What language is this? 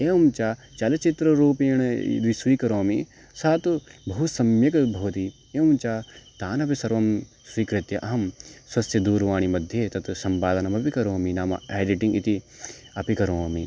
Sanskrit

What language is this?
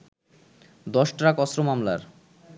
Bangla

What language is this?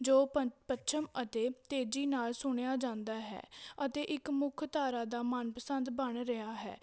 Punjabi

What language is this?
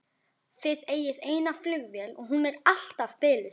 Icelandic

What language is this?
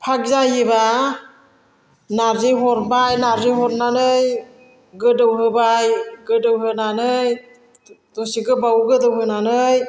Bodo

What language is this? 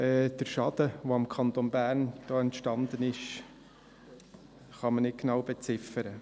Swiss German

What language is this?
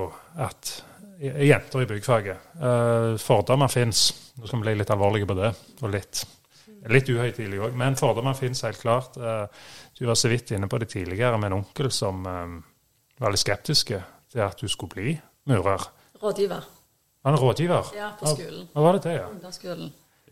Danish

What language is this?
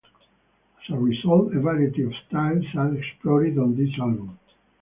English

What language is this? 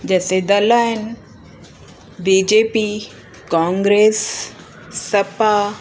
Sindhi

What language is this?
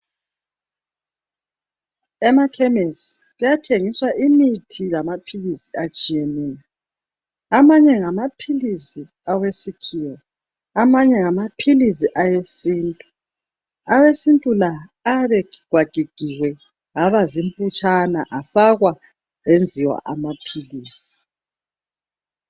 North Ndebele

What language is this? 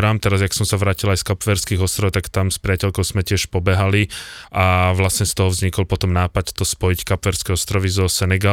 Slovak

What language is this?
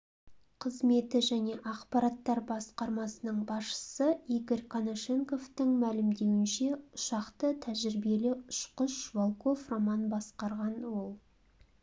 Kazakh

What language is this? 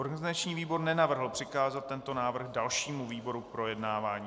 Czech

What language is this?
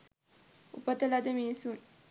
Sinhala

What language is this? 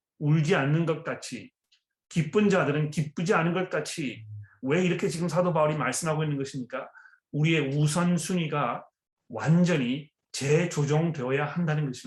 Korean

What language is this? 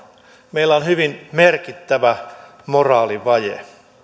Finnish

